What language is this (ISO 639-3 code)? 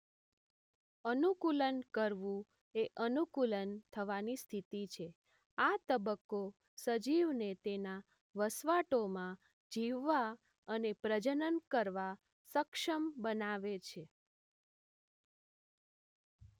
guj